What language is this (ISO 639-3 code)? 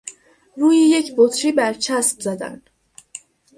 fas